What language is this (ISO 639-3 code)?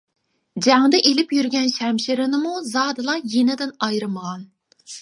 uig